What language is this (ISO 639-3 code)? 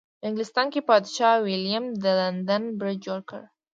pus